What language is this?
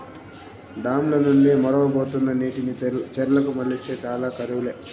Telugu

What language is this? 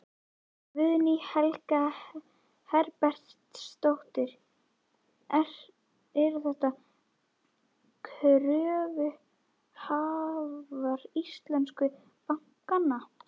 Icelandic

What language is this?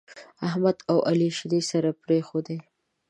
Pashto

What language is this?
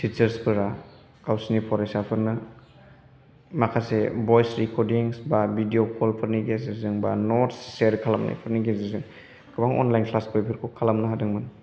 Bodo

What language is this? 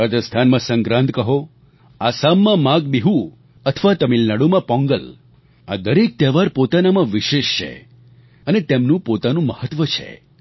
Gujarati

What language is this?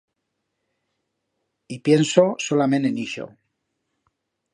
Aragonese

